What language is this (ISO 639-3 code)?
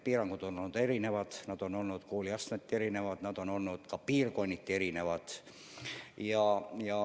est